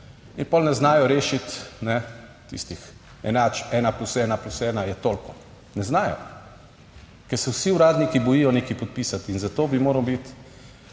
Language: Slovenian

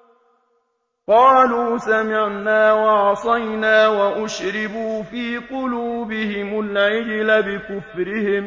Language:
Arabic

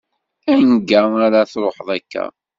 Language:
Kabyle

